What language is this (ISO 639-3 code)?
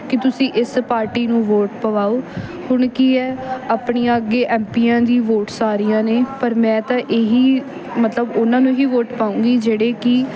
pan